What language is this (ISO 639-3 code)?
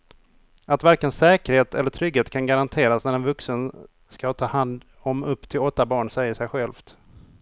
swe